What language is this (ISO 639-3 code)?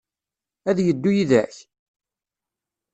kab